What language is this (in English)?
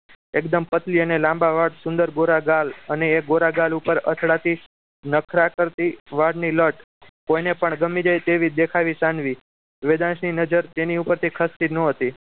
Gujarati